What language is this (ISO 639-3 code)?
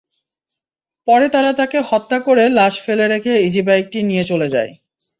ben